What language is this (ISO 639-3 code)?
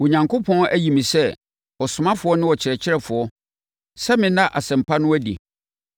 aka